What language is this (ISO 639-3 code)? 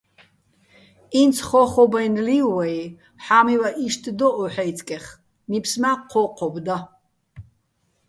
bbl